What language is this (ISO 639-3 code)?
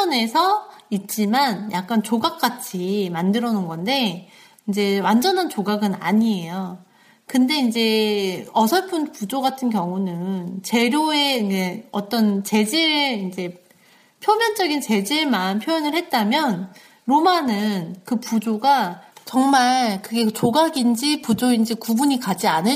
kor